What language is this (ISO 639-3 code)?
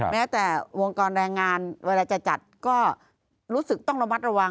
tha